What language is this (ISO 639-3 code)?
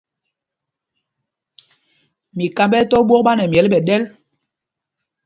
mgg